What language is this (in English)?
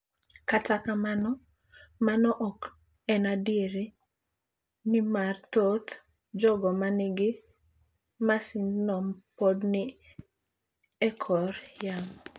Luo (Kenya and Tanzania)